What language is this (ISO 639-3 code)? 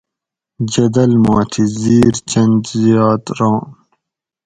gwc